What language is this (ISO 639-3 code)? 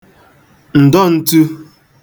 ibo